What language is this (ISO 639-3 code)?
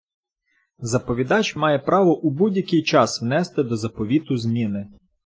ukr